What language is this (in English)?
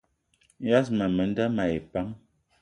Eton (Cameroon)